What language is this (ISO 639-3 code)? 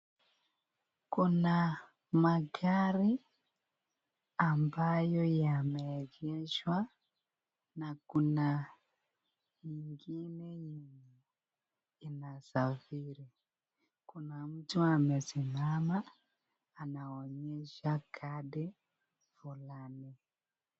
swa